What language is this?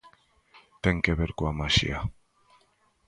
Galician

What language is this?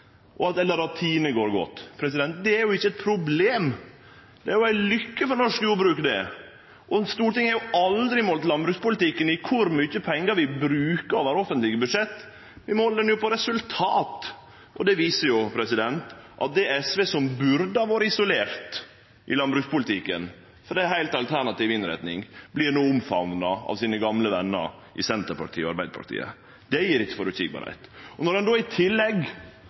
Norwegian Nynorsk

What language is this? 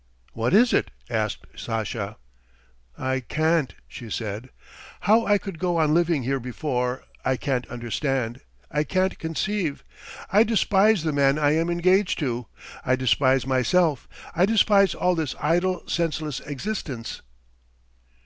English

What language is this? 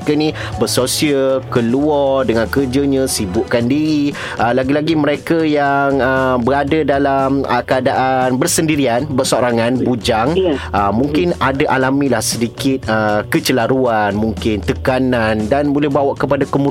Malay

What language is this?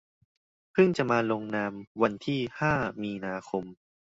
Thai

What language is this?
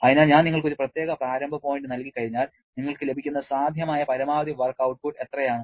Malayalam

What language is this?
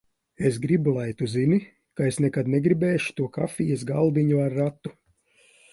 Latvian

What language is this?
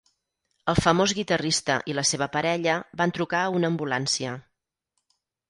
Catalan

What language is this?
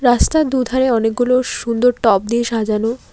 Bangla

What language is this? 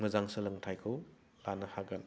Bodo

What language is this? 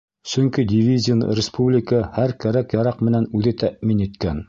Bashkir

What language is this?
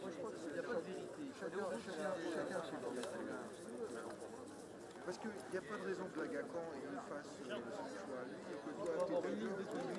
French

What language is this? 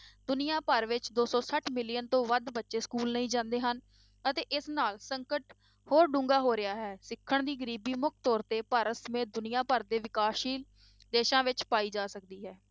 Punjabi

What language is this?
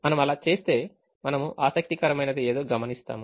Telugu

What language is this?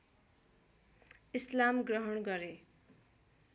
Nepali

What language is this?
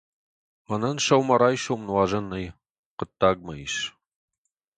Ossetic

